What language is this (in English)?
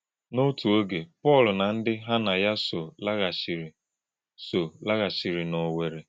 Igbo